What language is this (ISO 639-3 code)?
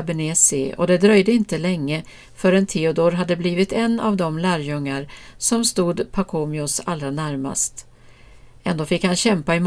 swe